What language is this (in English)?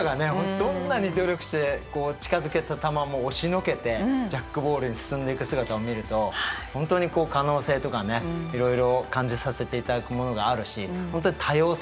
Japanese